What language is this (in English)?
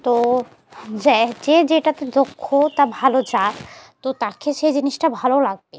Bangla